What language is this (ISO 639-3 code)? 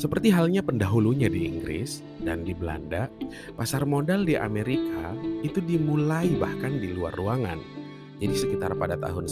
ind